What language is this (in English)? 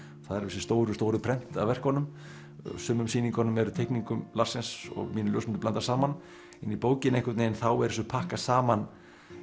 Icelandic